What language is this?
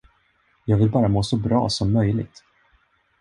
Swedish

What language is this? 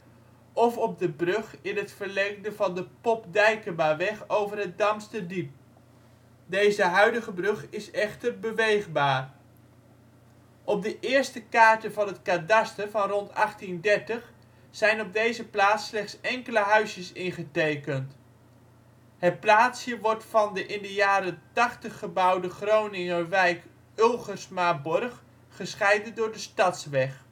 Dutch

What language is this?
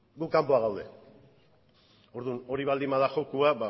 Basque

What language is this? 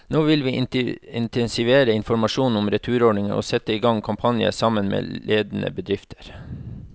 Norwegian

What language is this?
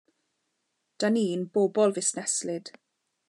Welsh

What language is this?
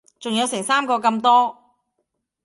Cantonese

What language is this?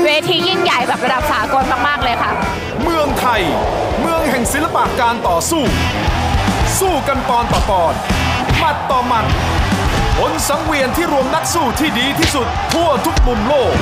Thai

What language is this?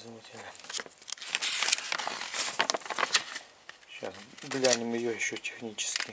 Russian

